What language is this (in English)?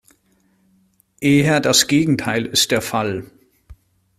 German